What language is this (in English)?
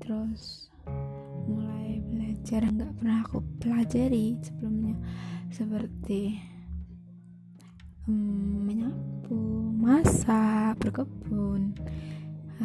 Indonesian